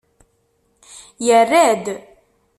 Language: Kabyle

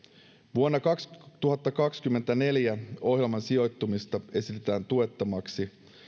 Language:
Finnish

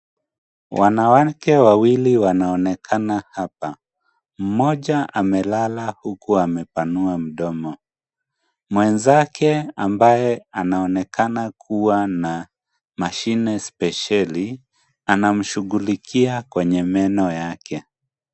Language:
Swahili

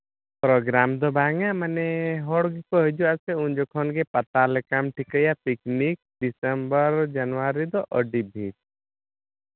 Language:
Santali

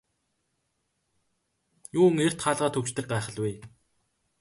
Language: Mongolian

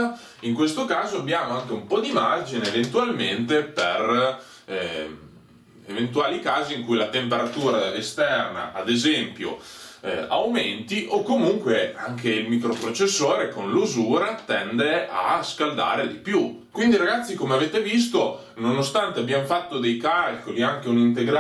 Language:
Italian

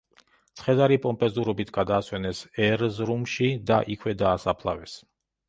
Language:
Georgian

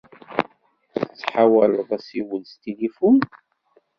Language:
Kabyle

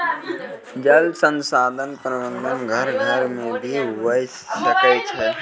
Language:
Maithili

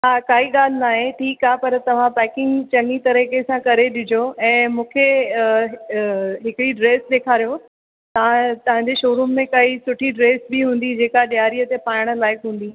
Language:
Sindhi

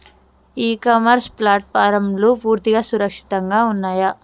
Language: Telugu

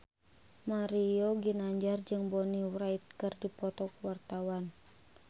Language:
Sundanese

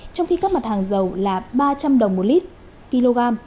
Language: Vietnamese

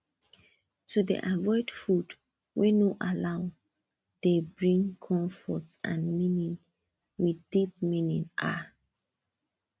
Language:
Nigerian Pidgin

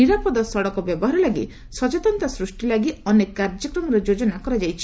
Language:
Odia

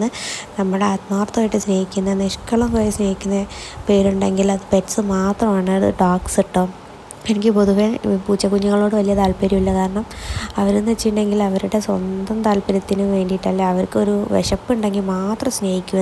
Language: Arabic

